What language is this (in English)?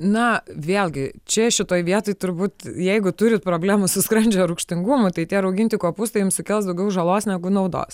Lithuanian